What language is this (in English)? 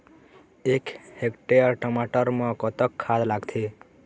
Chhattisgarhi